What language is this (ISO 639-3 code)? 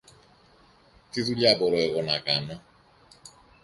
ell